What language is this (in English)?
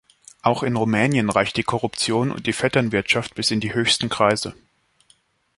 German